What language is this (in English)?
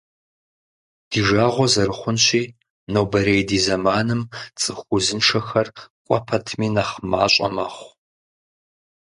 Kabardian